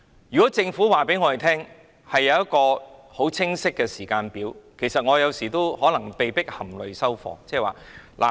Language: Cantonese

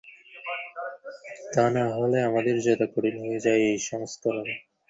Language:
Bangla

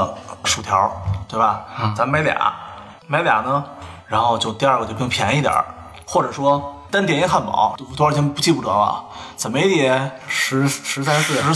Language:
Chinese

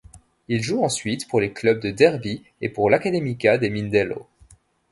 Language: French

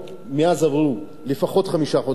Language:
Hebrew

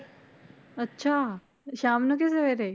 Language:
Punjabi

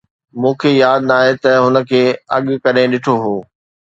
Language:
Sindhi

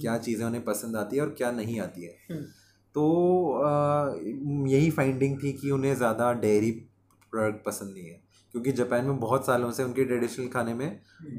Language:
Hindi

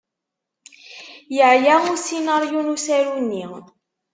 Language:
Kabyle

